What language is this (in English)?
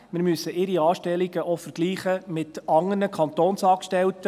Swiss German